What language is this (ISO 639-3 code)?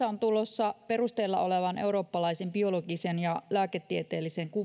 fin